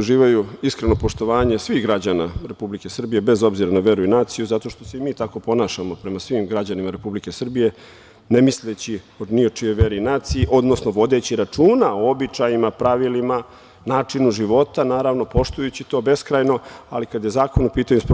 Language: Serbian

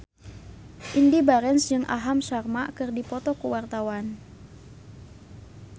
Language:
Sundanese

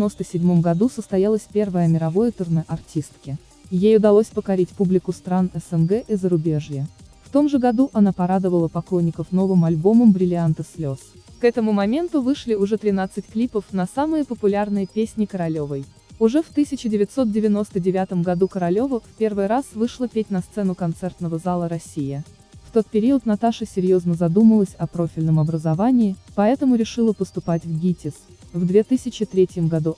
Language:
Russian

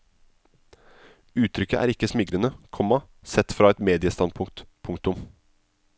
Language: Norwegian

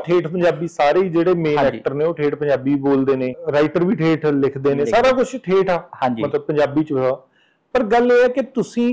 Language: Punjabi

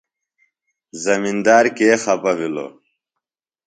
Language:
Phalura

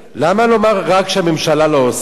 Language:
Hebrew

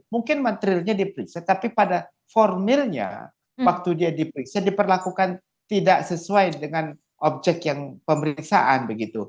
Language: Indonesian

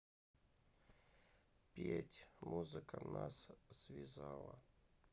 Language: Russian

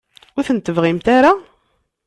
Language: Kabyle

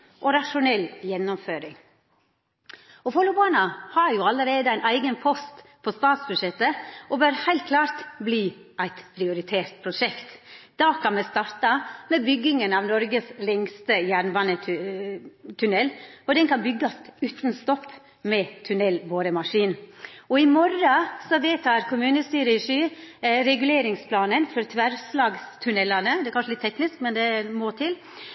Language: Norwegian Nynorsk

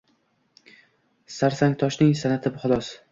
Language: Uzbek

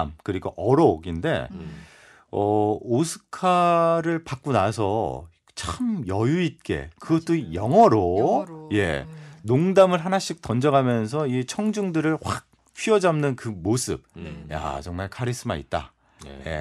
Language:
Korean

